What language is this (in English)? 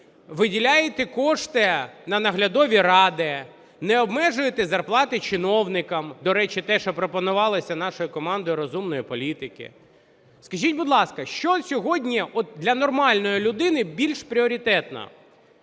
Ukrainian